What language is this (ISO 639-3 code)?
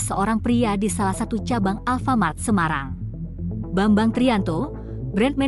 ind